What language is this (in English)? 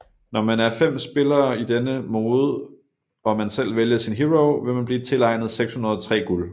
Danish